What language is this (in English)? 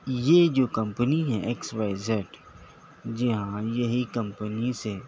Urdu